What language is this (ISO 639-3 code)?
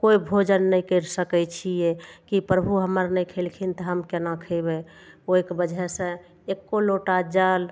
mai